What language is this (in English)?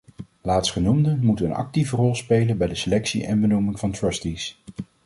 Dutch